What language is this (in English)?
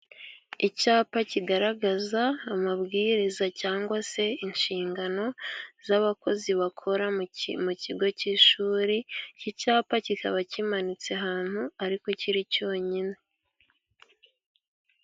Kinyarwanda